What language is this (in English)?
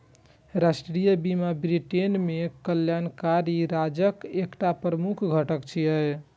Maithili